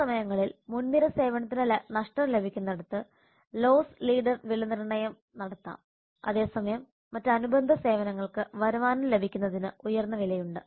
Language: Malayalam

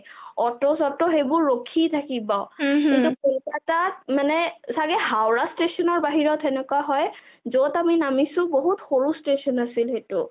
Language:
Assamese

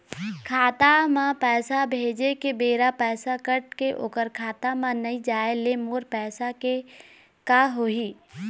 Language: Chhattisgarhi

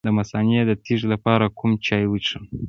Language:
Pashto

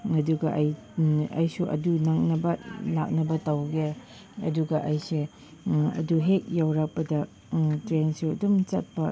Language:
Manipuri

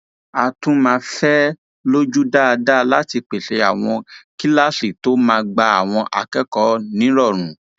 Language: Yoruba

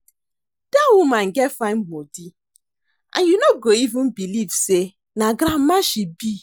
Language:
Nigerian Pidgin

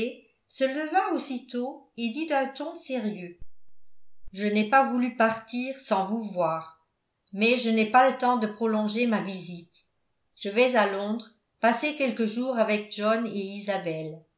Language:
French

